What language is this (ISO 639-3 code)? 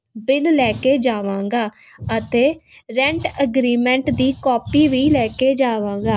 pan